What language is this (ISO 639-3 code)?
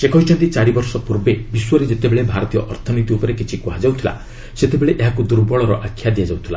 ori